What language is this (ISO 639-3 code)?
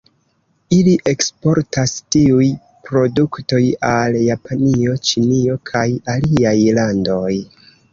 epo